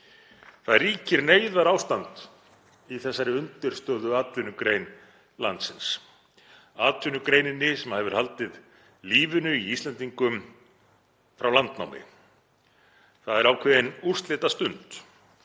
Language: Icelandic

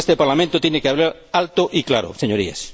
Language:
Spanish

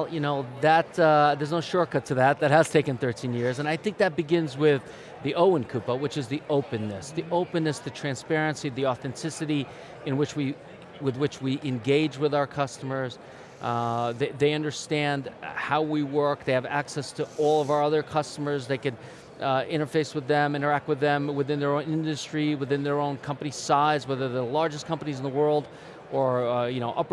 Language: English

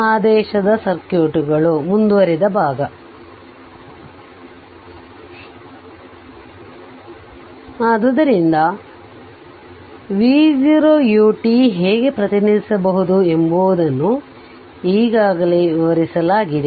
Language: Kannada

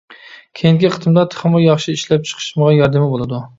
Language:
Uyghur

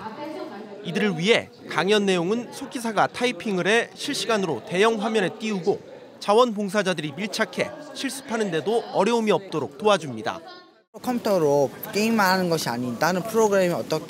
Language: Korean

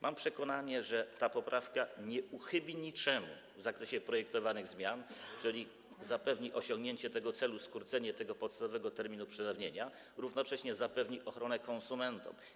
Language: Polish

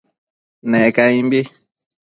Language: Matsés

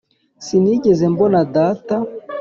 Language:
Kinyarwanda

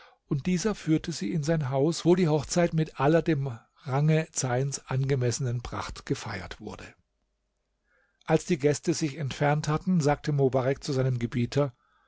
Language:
German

